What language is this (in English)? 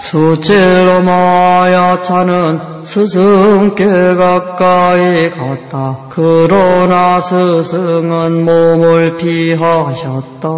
Korean